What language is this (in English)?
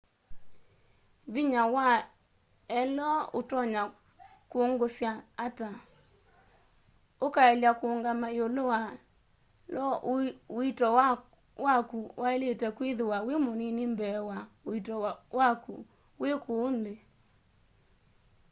Kamba